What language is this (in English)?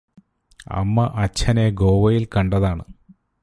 Malayalam